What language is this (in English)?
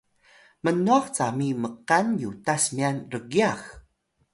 Atayal